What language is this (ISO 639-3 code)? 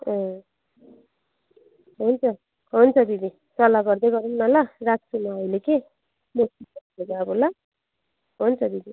nep